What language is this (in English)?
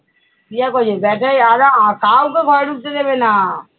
Bangla